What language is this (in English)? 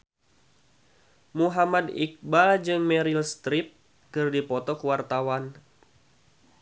Sundanese